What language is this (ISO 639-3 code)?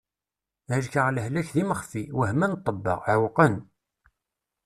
kab